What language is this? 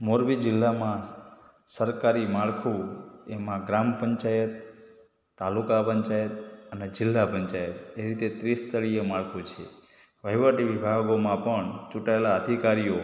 Gujarati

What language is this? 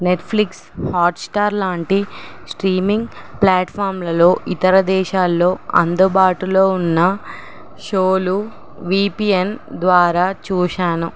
Telugu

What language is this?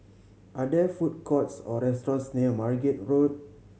English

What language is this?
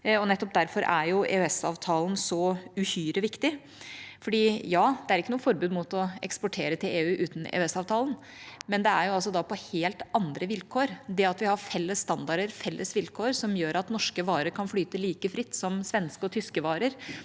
Norwegian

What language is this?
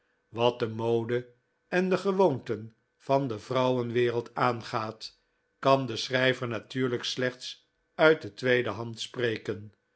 Dutch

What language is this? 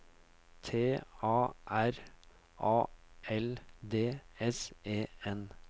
Norwegian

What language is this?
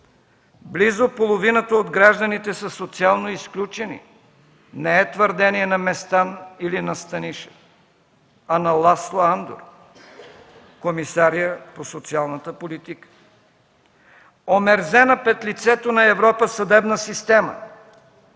Bulgarian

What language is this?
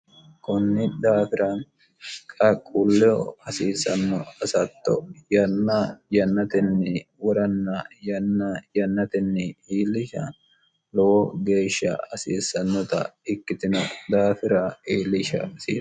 Sidamo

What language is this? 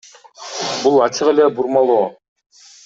Kyrgyz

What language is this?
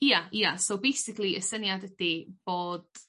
Welsh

